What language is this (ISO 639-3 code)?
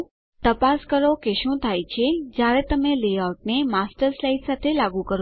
guj